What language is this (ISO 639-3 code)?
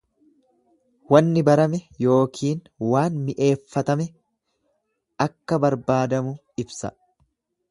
orm